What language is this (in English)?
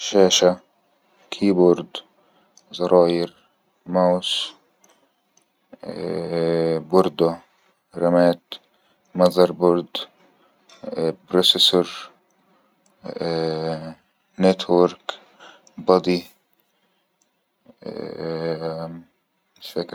Egyptian Arabic